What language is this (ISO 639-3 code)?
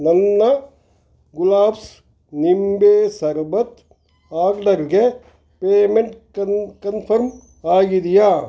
kan